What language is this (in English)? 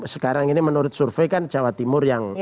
Indonesian